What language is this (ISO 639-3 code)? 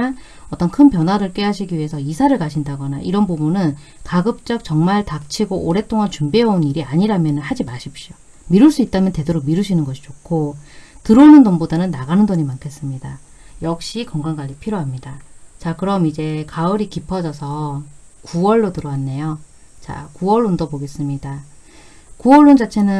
kor